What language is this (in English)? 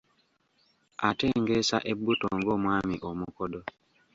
Ganda